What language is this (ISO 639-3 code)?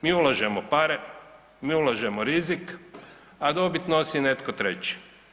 hrv